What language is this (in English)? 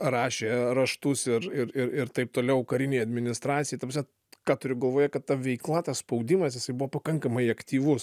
Lithuanian